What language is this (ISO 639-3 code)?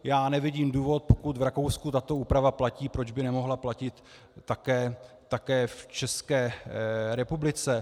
ces